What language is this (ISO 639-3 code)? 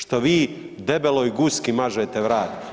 hrv